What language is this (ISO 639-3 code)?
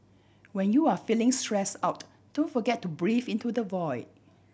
eng